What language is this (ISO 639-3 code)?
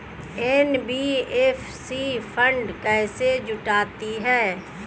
hin